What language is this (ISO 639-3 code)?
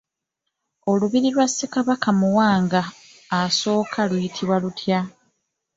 lug